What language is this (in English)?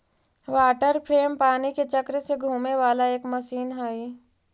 Magahi